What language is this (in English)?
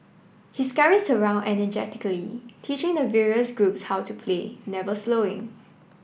English